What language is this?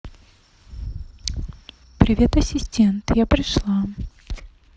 Russian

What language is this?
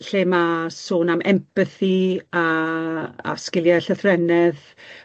Welsh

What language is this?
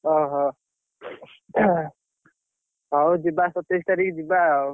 Odia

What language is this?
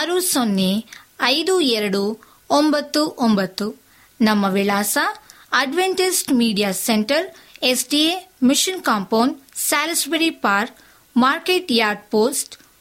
Kannada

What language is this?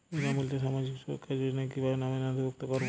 Bangla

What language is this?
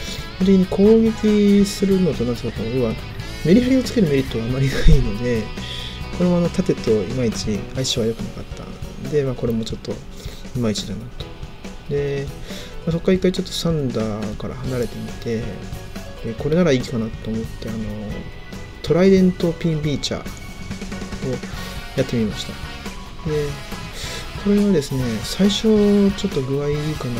Japanese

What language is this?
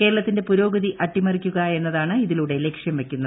Malayalam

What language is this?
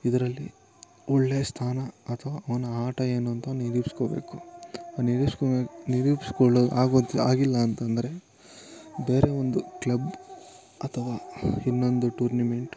Kannada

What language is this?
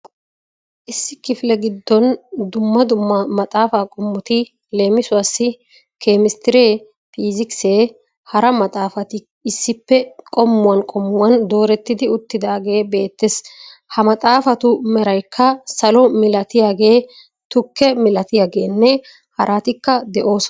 Wolaytta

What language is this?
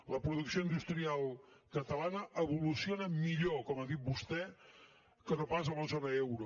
Catalan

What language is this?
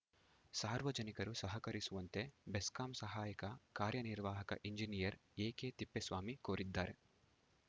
Kannada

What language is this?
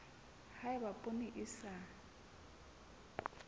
Southern Sotho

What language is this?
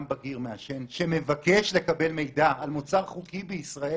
Hebrew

